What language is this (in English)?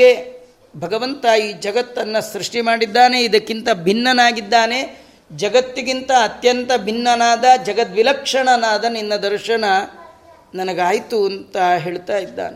Kannada